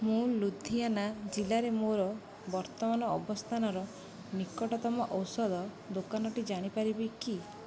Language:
Odia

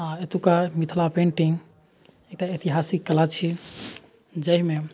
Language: Maithili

